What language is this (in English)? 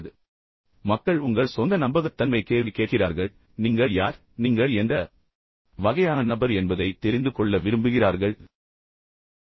Tamil